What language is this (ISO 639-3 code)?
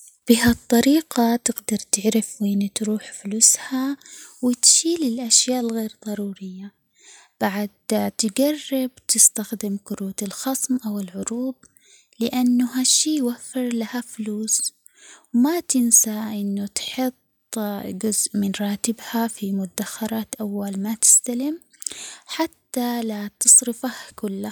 acx